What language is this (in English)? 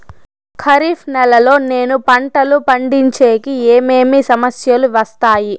Telugu